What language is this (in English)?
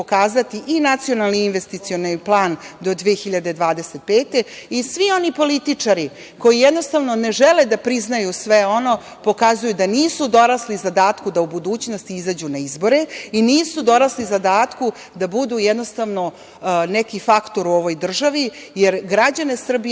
Serbian